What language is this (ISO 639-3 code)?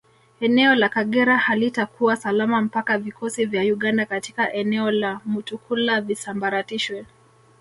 swa